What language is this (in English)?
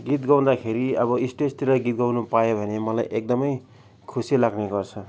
Nepali